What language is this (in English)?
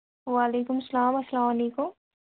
Kashmiri